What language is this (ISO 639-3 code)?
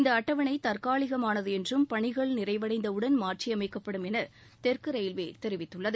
tam